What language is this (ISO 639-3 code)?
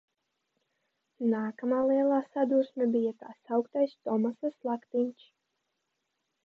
lav